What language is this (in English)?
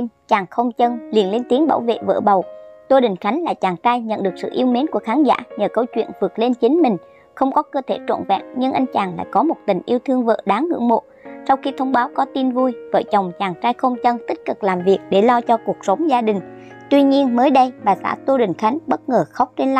Vietnamese